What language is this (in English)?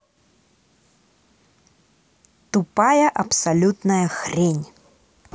Russian